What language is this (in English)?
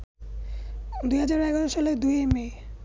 Bangla